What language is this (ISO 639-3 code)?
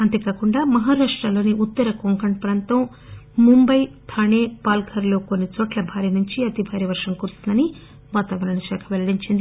tel